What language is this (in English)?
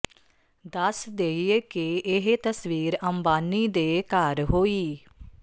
Punjabi